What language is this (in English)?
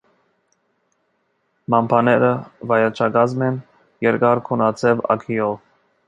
Armenian